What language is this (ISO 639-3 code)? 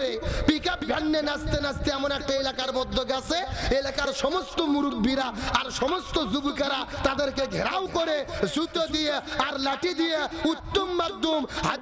ben